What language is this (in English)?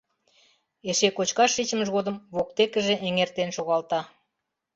Mari